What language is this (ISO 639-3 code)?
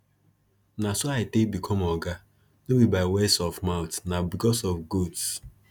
pcm